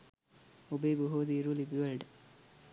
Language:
Sinhala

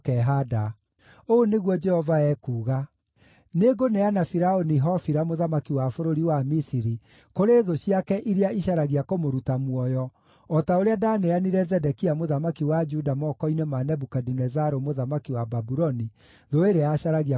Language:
Kikuyu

